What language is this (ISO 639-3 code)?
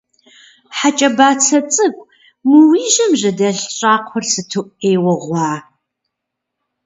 kbd